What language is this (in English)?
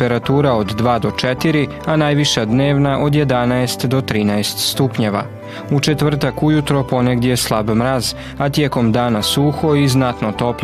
Croatian